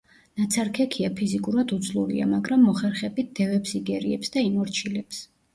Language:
Georgian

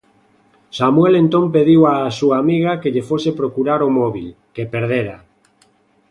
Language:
Galician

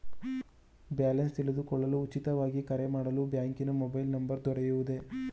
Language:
Kannada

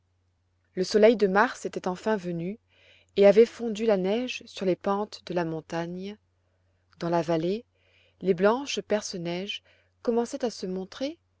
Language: French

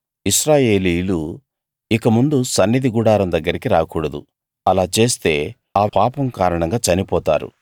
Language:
Telugu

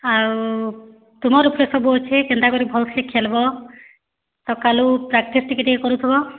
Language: Odia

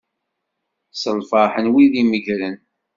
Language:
Kabyle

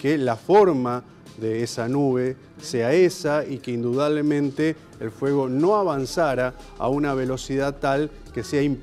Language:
Spanish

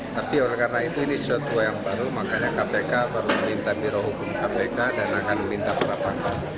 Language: Indonesian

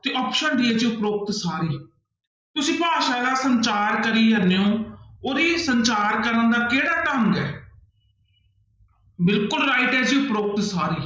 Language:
Punjabi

